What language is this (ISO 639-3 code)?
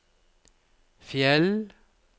nor